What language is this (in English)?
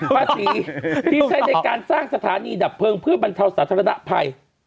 Thai